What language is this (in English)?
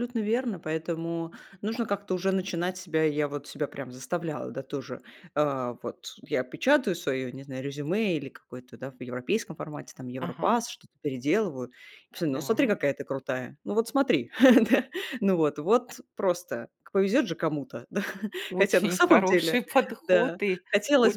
Russian